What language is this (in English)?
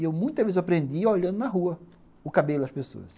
Portuguese